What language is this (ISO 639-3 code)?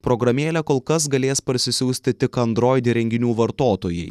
lit